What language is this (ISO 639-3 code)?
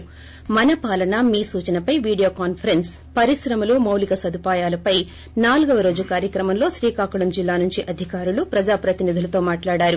tel